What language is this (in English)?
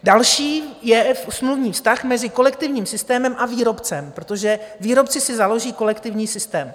Czech